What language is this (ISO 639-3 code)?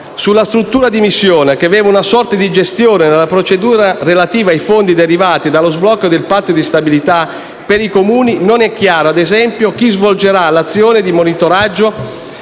ita